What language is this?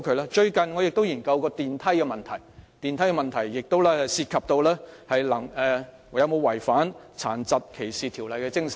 Cantonese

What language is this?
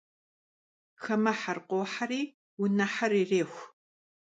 Kabardian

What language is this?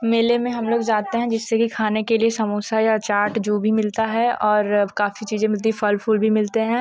Hindi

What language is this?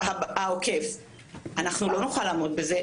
Hebrew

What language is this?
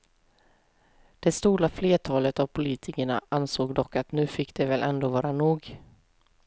Swedish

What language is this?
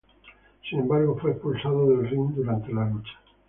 Spanish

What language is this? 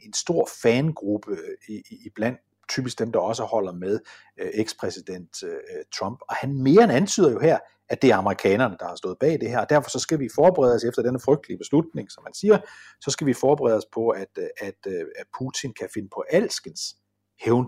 Danish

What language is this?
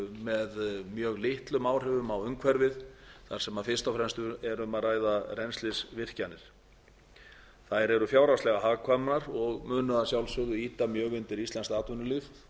Icelandic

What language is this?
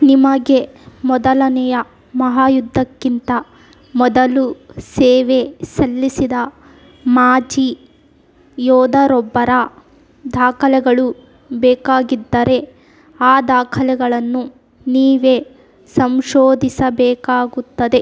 Kannada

